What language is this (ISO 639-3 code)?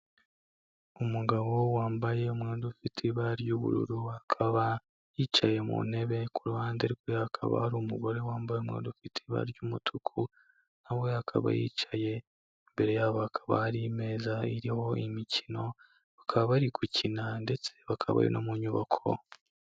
kin